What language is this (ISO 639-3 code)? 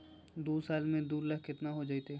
mag